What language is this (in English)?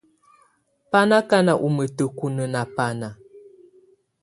Tunen